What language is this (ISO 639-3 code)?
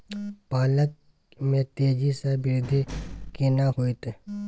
mai